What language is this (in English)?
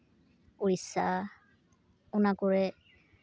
Santali